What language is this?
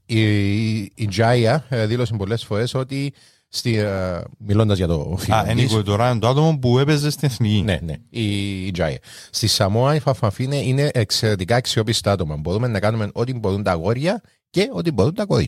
Greek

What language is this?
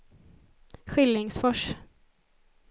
Swedish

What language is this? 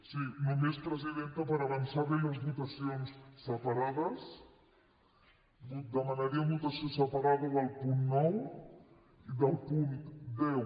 Catalan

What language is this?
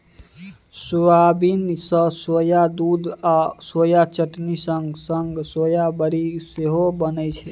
Maithili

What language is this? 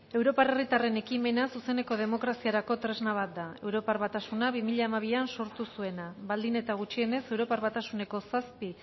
Basque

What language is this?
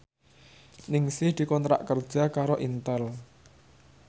Javanese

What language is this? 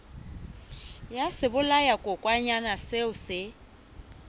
Southern Sotho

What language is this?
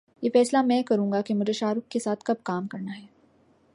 Urdu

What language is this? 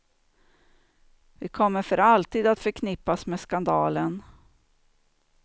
Swedish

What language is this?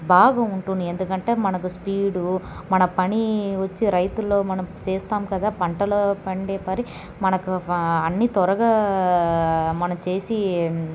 Telugu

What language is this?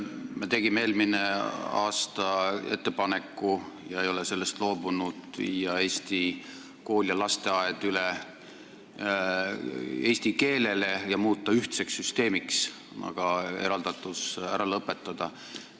Estonian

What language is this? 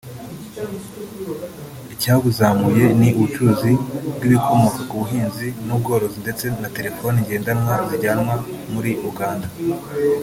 Kinyarwanda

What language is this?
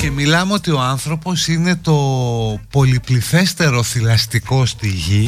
Greek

